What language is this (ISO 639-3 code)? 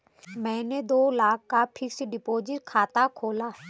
hin